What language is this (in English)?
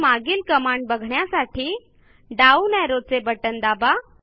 Marathi